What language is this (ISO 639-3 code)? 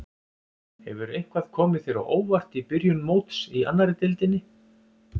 isl